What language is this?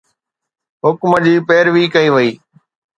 Sindhi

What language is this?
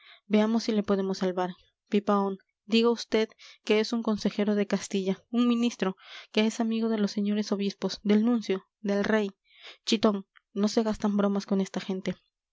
Spanish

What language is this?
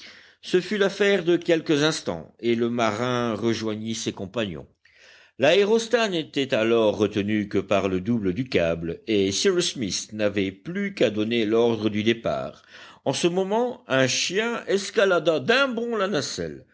French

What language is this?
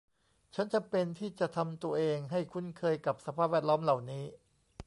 Thai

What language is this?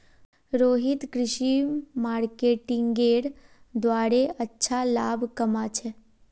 Magahi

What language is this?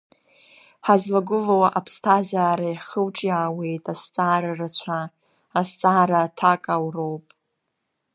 Abkhazian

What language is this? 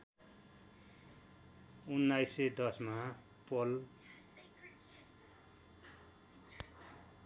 Nepali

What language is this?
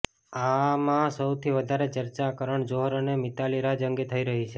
Gujarati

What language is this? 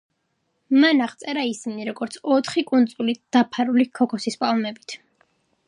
Georgian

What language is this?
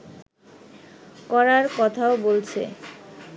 Bangla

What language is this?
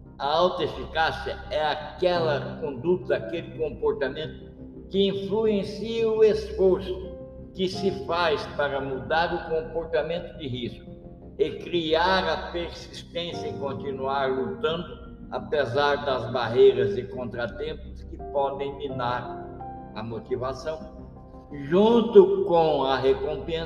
Portuguese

